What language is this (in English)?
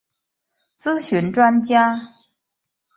Chinese